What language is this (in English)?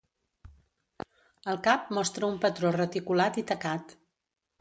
Catalan